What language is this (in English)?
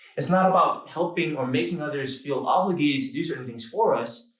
English